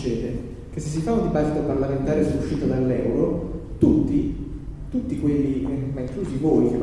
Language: Italian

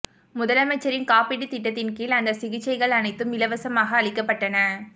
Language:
Tamil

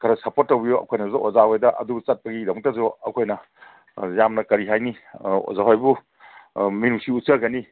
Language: Manipuri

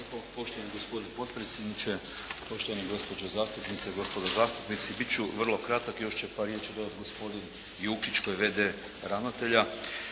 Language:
Croatian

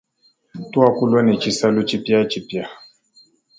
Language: Luba-Lulua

